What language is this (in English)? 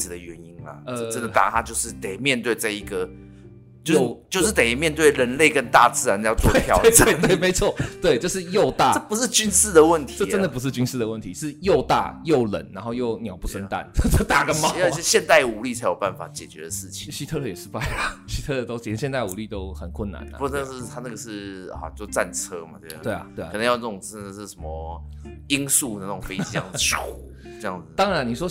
Chinese